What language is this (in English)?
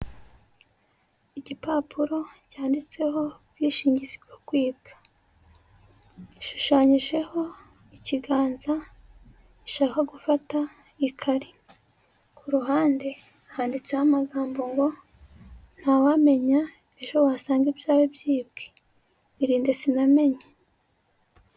Kinyarwanda